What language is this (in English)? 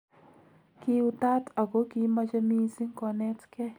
Kalenjin